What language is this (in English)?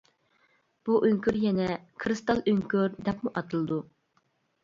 Uyghur